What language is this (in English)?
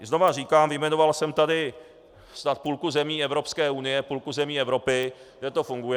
Czech